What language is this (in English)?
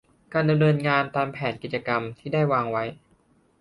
Thai